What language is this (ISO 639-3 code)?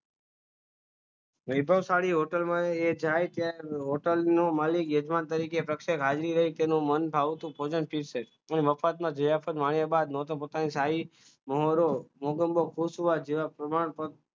guj